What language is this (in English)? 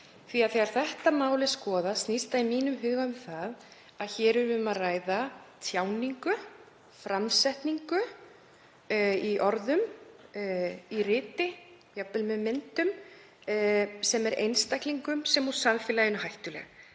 Icelandic